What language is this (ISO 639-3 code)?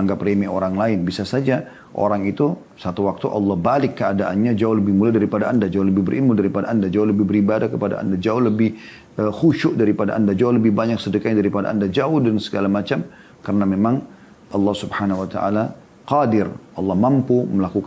ind